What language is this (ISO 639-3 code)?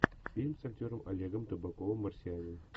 rus